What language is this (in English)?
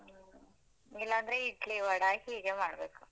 Kannada